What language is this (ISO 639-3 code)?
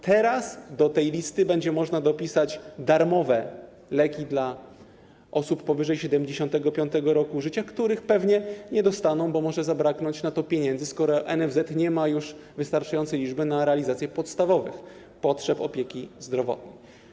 pol